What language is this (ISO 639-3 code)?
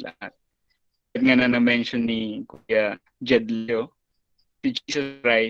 fil